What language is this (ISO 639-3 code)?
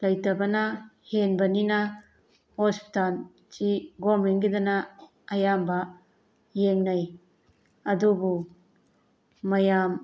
mni